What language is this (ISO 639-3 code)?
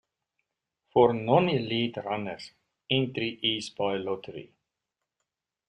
eng